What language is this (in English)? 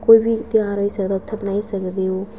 Dogri